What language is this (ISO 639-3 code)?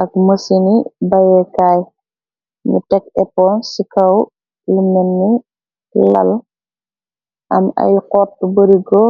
wol